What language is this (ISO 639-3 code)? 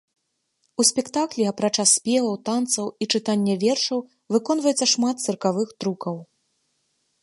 bel